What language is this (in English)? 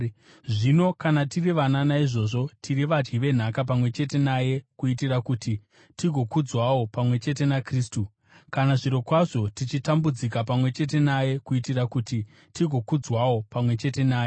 Shona